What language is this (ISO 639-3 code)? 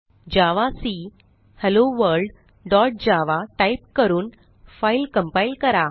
mar